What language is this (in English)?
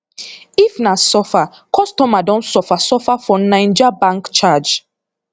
Nigerian Pidgin